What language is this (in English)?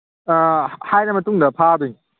Manipuri